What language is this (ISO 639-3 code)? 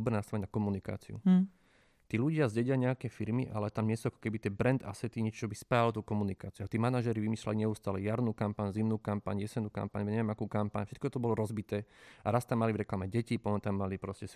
slk